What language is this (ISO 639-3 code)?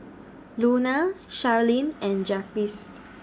eng